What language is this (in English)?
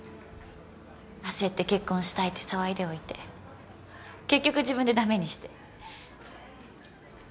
Japanese